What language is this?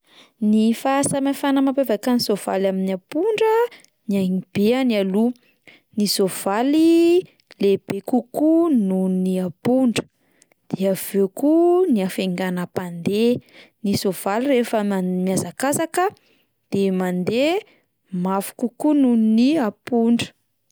Malagasy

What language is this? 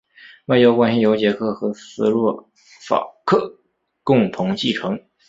Chinese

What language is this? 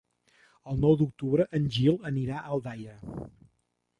Catalan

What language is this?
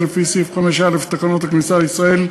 Hebrew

